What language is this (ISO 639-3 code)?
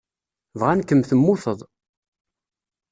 kab